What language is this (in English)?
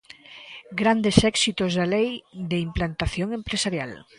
Galician